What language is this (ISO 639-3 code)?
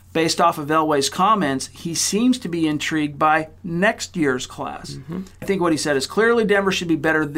eng